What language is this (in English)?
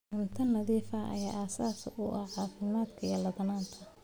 Somali